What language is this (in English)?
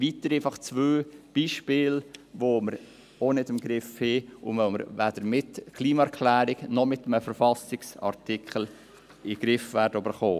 Swiss German